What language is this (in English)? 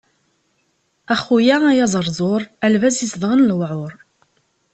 Kabyle